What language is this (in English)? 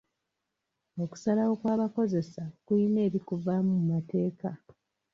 Ganda